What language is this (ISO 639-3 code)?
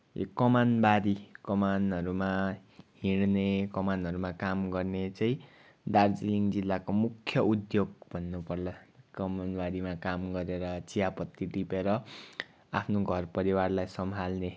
nep